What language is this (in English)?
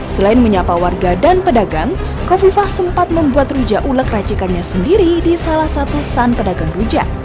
Indonesian